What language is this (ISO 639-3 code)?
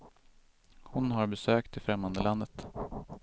swe